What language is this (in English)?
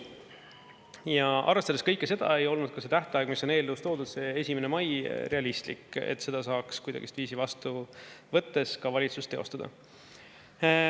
Estonian